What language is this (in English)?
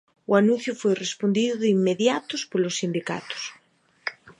Galician